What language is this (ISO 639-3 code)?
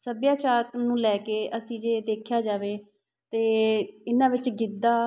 pan